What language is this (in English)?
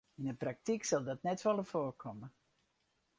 Western Frisian